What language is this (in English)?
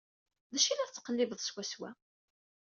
Kabyle